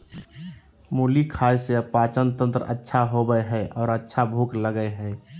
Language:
Magahi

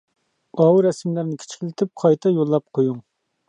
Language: Uyghur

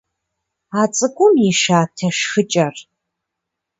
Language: Kabardian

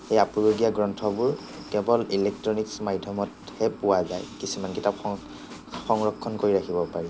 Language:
Assamese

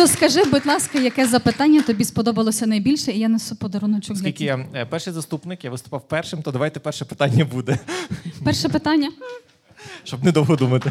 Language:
Ukrainian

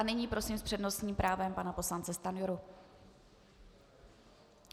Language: Czech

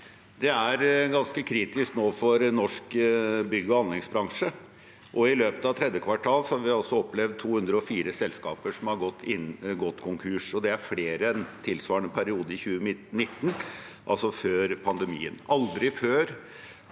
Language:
Norwegian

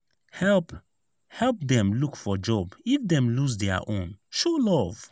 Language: Nigerian Pidgin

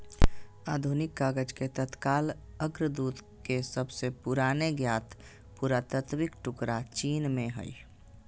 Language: Magahi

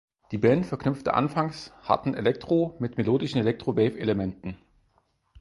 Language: German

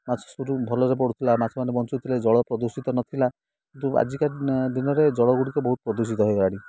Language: Odia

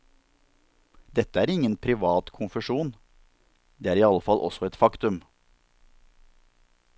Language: Norwegian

